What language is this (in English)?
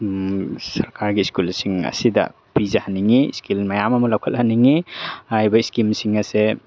Manipuri